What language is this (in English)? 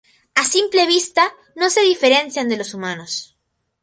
Spanish